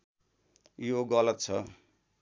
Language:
Nepali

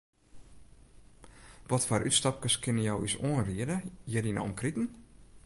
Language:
Western Frisian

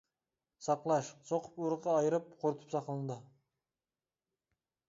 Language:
Uyghur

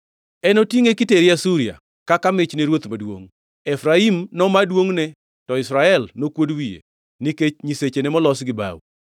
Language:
Luo (Kenya and Tanzania)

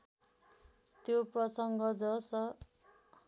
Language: Nepali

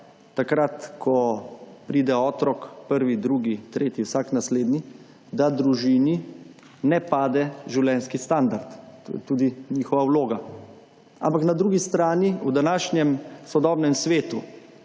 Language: Slovenian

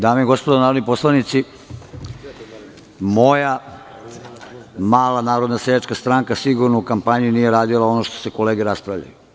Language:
Serbian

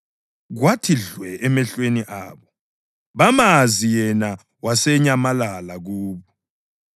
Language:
North Ndebele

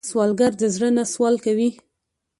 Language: Pashto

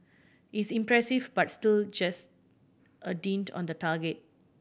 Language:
English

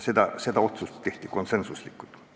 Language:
Estonian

